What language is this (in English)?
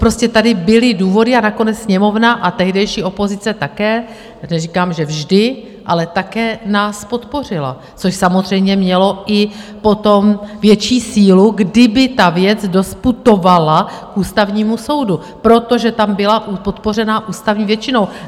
Czech